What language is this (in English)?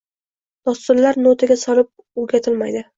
Uzbek